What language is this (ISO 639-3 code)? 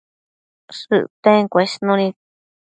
mcf